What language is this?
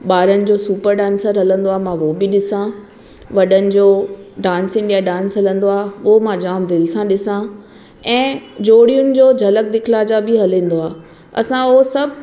Sindhi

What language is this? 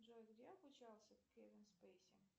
Russian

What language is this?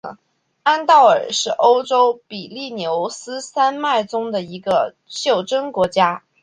Chinese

